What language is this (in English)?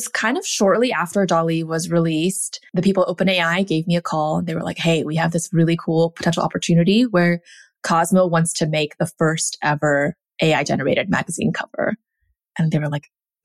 English